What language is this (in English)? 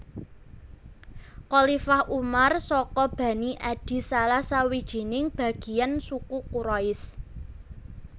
Javanese